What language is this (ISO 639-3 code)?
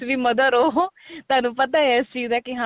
pan